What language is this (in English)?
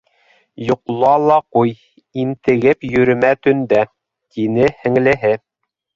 Bashkir